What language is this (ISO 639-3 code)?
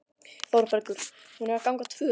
isl